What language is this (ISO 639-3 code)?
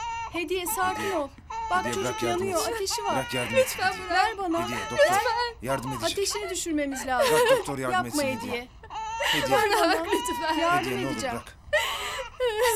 tur